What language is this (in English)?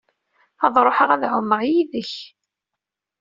Kabyle